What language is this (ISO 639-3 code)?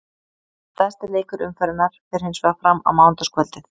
isl